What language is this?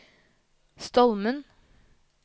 Norwegian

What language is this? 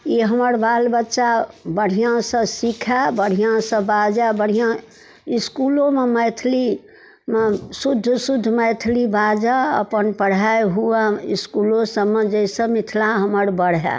Maithili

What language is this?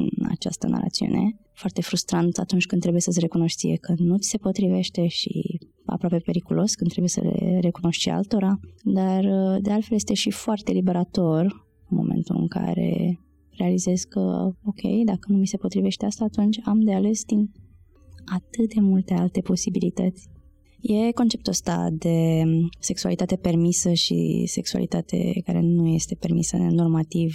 Romanian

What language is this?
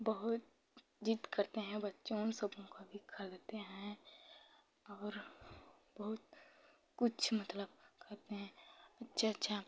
Hindi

